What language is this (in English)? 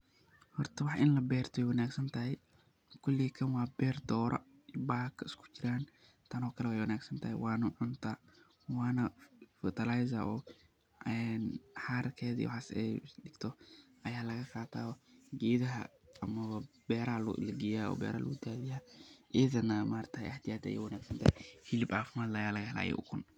Somali